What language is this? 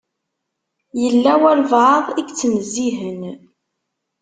Kabyle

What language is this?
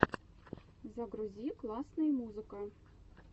Russian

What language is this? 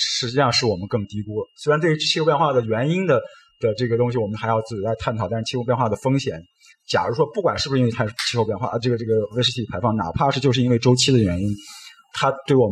Chinese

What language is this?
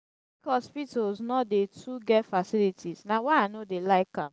Nigerian Pidgin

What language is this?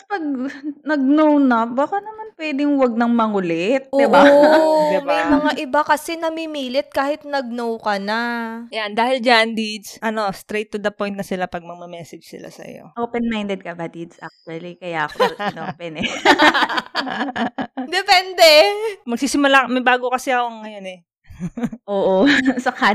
Filipino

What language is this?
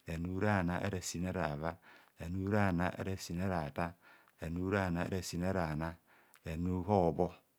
Kohumono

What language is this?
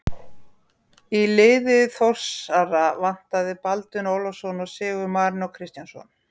Icelandic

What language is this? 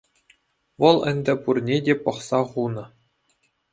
Chuvash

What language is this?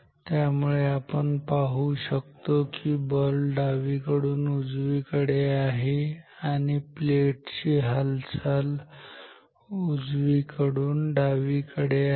Marathi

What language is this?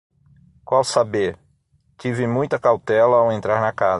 Portuguese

